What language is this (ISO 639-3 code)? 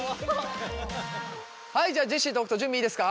jpn